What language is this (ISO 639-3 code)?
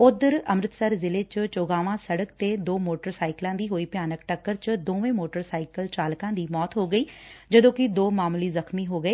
pan